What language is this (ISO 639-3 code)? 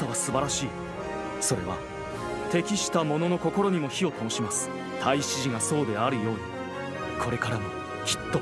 jpn